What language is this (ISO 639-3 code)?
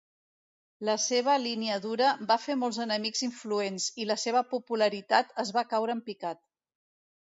cat